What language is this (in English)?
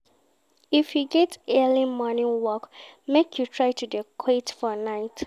Nigerian Pidgin